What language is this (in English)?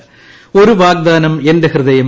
Malayalam